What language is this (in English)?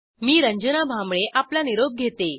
Marathi